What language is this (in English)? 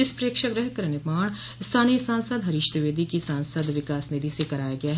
Hindi